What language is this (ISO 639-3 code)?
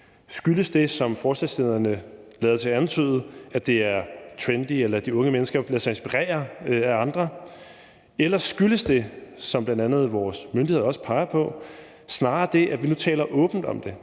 dan